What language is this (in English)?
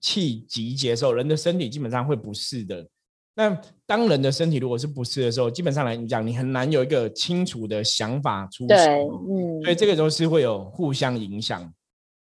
Chinese